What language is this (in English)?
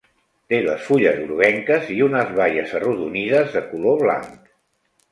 Catalan